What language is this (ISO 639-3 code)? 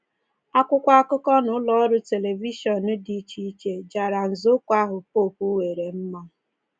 ibo